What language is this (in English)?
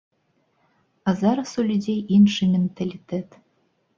Belarusian